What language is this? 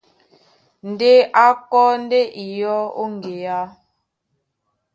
Duala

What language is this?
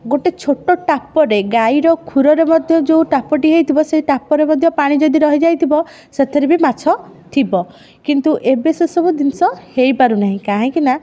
Odia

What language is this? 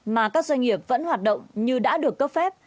Vietnamese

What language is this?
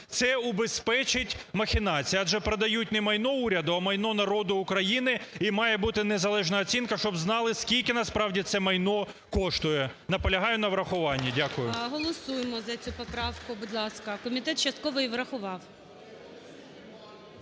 Ukrainian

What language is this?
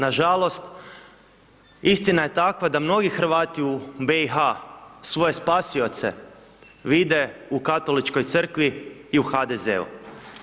Croatian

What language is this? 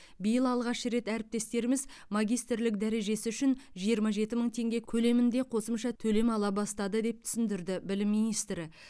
Kazakh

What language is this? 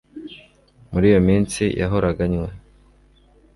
Kinyarwanda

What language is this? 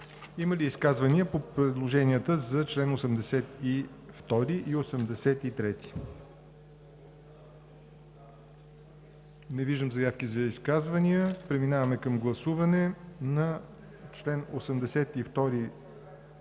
Bulgarian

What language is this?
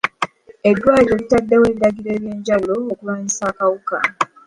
Ganda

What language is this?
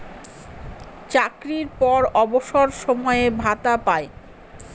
Bangla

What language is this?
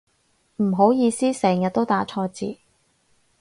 Cantonese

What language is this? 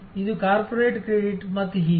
Kannada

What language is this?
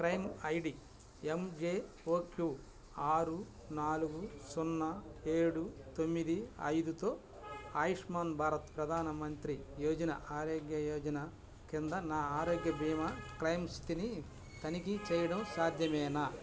Telugu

